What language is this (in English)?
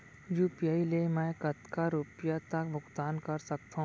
Chhattisgarhi